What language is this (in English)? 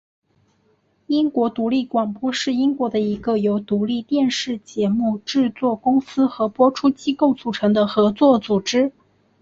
Chinese